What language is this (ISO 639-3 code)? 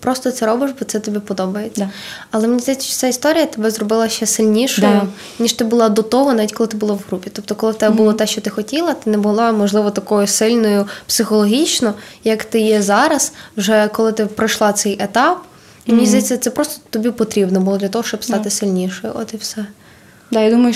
ukr